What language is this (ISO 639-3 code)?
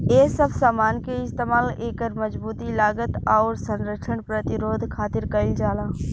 bho